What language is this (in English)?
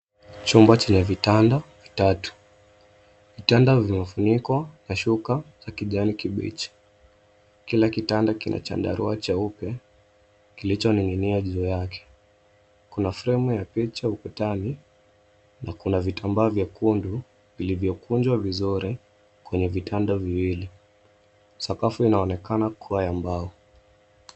Swahili